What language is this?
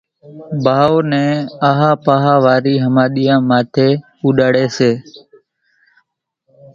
Kachi Koli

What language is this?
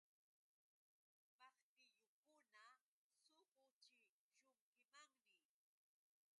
Yauyos Quechua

